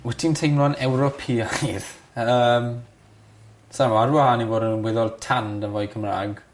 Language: Welsh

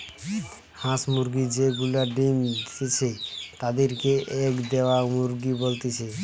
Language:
Bangla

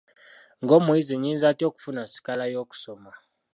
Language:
Ganda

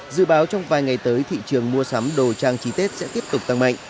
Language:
Vietnamese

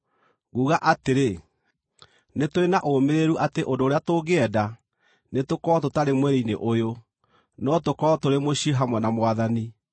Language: Kikuyu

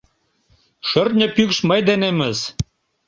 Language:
Mari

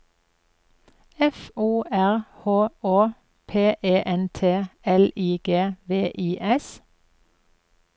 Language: Norwegian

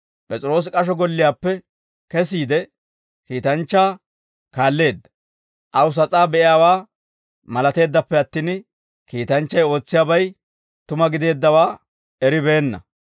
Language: Dawro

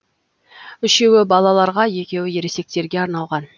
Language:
Kazakh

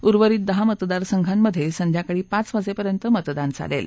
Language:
Marathi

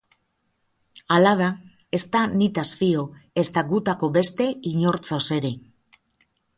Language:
Basque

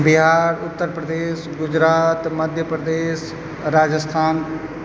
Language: Maithili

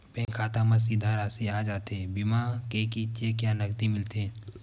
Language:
Chhattisgarhi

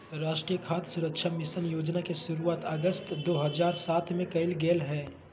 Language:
Magahi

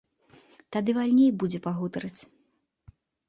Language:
Belarusian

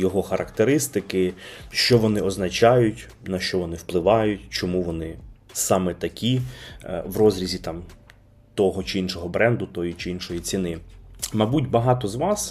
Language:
Ukrainian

